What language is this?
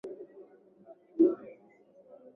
Swahili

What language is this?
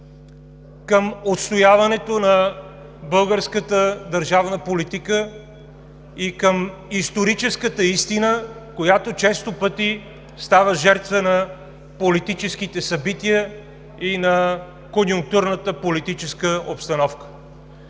Bulgarian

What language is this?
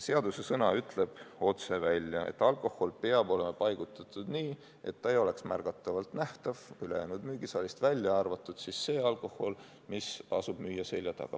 Estonian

